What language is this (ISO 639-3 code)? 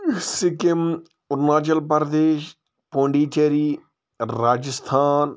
kas